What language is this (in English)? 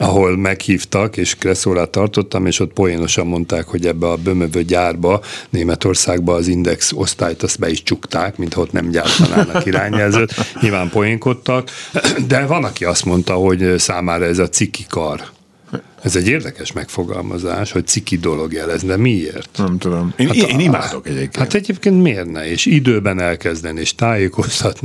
Hungarian